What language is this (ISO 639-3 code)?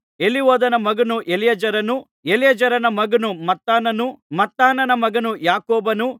kan